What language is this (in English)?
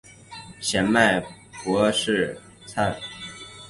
Chinese